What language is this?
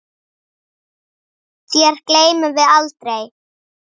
Icelandic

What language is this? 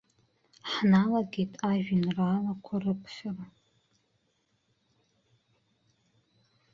Abkhazian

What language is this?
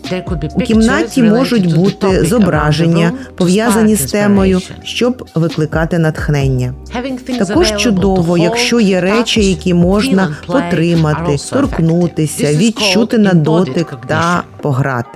Ukrainian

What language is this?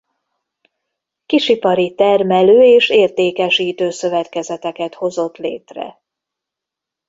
Hungarian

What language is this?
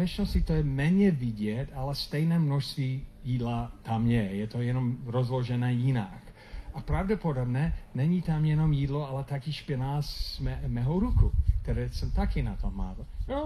Czech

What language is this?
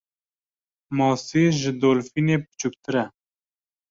Kurdish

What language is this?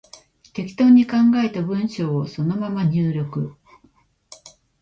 Japanese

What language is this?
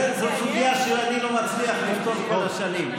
Hebrew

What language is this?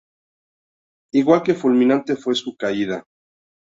Spanish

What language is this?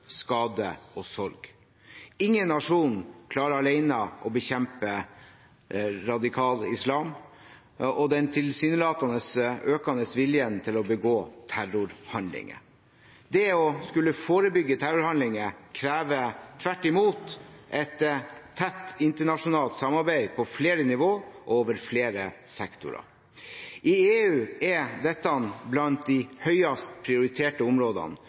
Norwegian Bokmål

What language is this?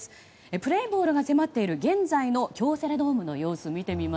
Japanese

